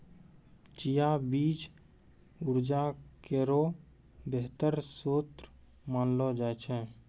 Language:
Maithili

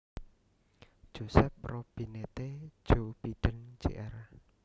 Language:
Javanese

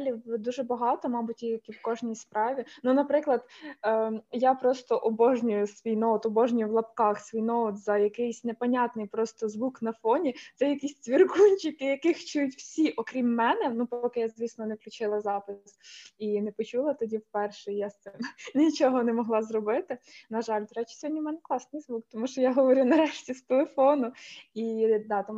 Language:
Ukrainian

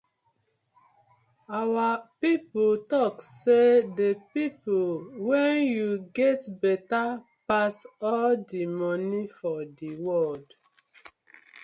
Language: Nigerian Pidgin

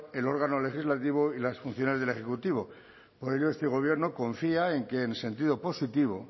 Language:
Spanish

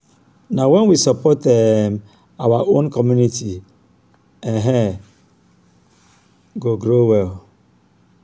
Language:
Nigerian Pidgin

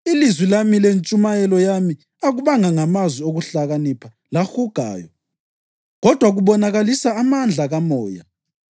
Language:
North Ndebele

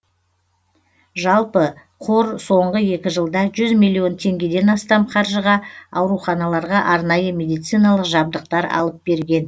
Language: Kazakh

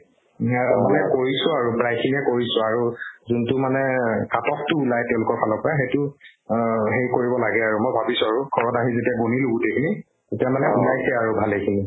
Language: Assamese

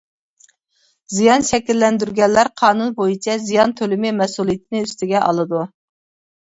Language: Uyghur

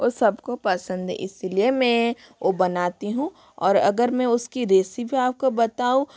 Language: Hindi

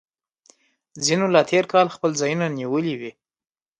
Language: Pashto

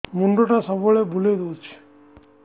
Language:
Odia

